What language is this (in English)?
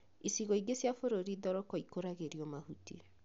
Kikuyu